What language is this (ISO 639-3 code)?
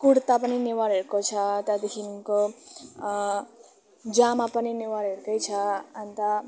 nep